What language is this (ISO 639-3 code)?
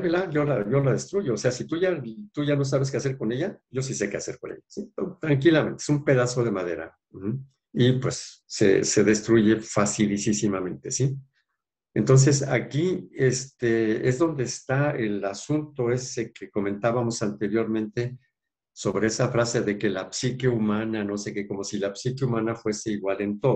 spa